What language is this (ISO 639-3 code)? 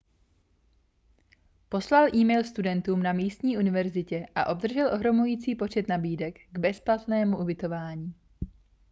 ces